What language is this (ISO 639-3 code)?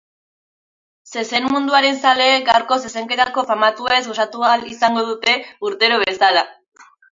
eus